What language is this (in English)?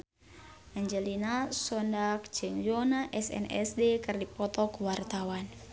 Sundanese